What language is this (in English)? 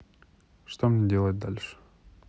Russian